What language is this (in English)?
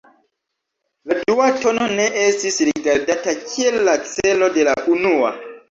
Esperanto